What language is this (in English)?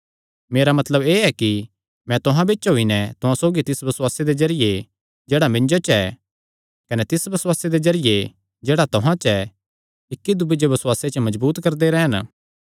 Kangri